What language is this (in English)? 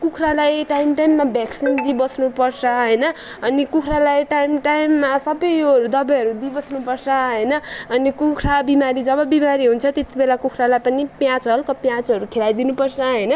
Nepali